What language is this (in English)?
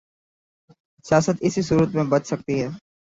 Urdu